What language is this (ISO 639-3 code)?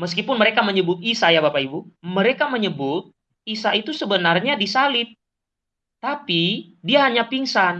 ind